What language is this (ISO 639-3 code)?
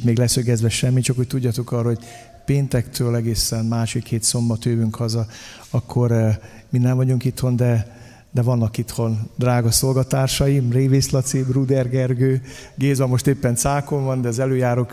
hun